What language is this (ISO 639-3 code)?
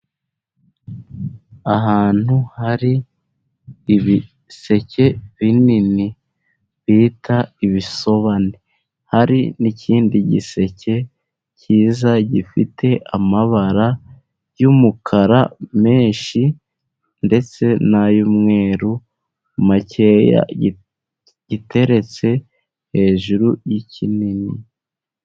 kin